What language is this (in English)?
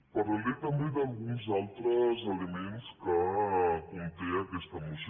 Catalan